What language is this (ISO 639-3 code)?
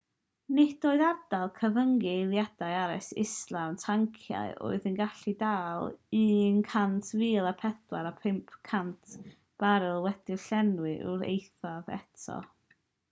cym